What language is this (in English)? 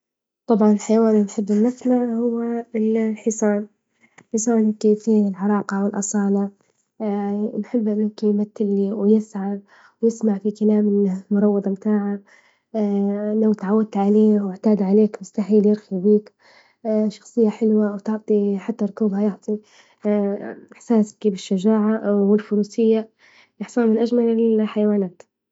Libyan Arabic